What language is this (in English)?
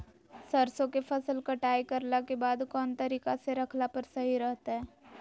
Magahi